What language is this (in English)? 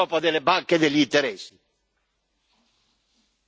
Italian